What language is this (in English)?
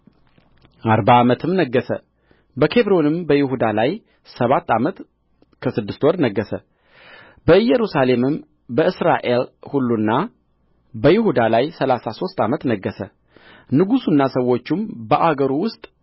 Amharic